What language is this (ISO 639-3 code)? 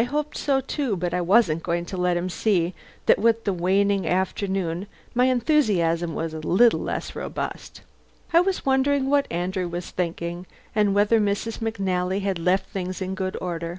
eng